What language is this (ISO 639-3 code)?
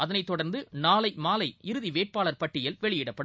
tam